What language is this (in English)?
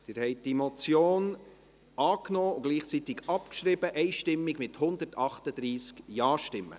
Swiss German